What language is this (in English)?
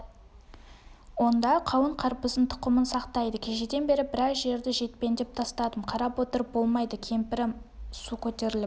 Kazakh